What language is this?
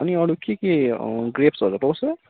Nepali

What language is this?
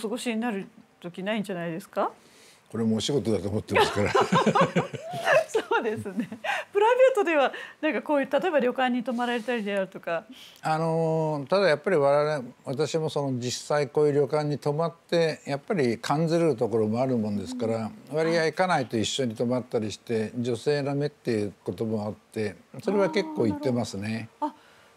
Japanese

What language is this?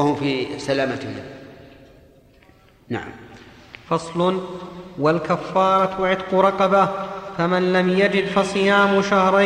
Arabic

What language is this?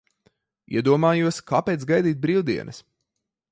Latvian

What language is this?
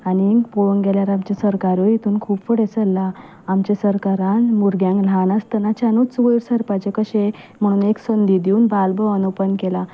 Konkani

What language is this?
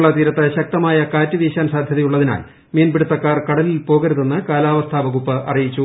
Malayalam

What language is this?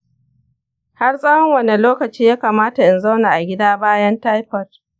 Hausa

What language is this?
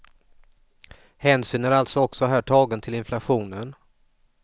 Swedish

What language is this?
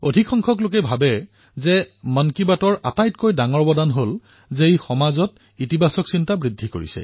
Assamese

